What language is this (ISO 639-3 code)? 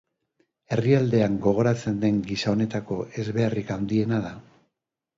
eus